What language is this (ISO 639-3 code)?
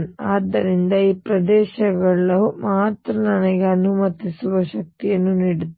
kan